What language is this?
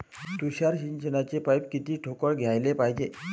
Marathi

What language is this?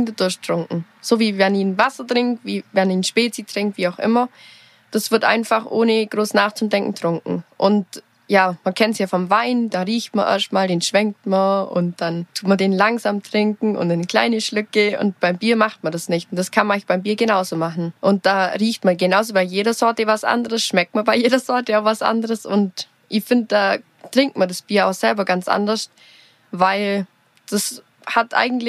German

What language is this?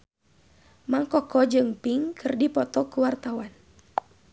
Sundanese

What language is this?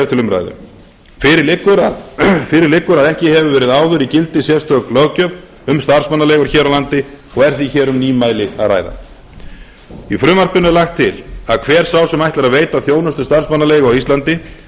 Icelandic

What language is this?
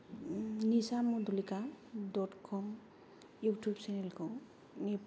Bodo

